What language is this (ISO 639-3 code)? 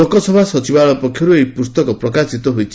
ori